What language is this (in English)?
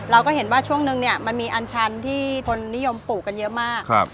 Thai